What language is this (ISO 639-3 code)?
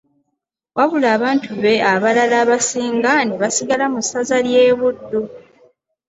lug